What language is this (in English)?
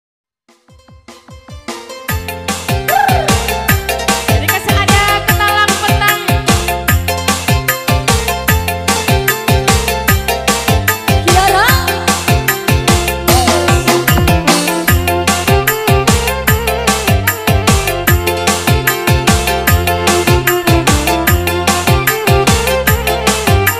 Arabic